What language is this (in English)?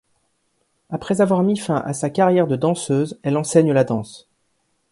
French